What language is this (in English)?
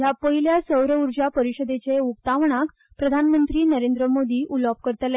Konkani